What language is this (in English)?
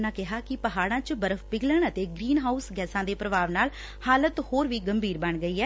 Punjabi